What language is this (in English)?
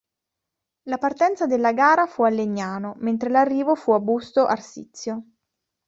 Italian